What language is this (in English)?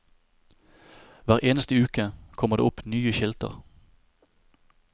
Norwegian